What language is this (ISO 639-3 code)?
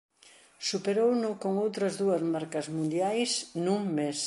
glg